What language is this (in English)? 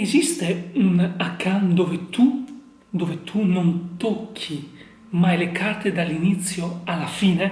Italian